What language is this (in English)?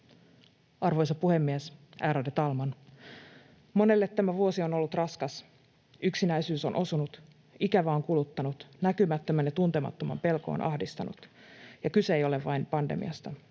Finnish